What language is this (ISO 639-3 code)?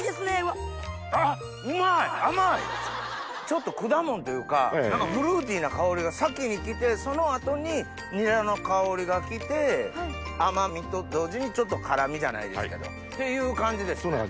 jpn